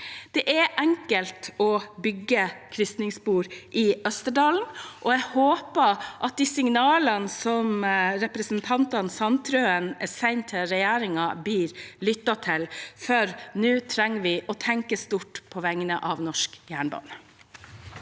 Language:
Norwegian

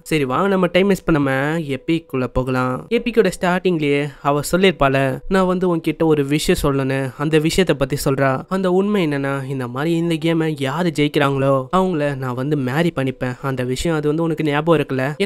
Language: Tamil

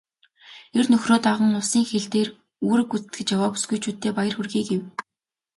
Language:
Mongolian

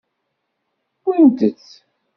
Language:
Kabyle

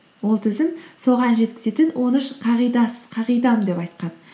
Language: Kazakh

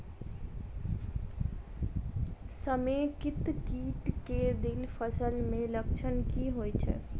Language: Maithili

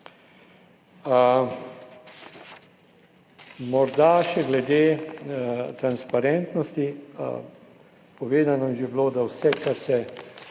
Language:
Slovenian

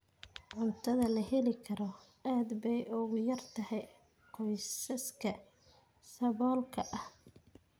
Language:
Somali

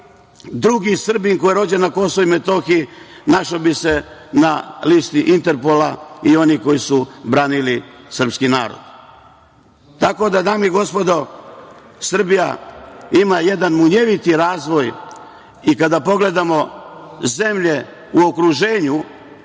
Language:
Serbian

